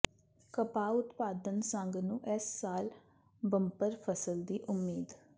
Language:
Punjabi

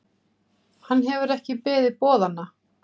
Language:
Icelandic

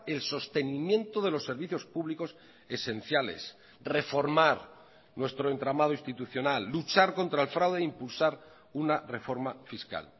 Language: Spanish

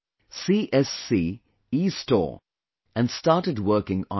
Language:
English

